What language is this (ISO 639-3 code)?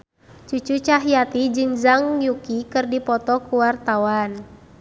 sun